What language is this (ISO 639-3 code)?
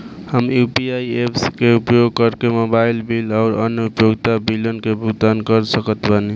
bho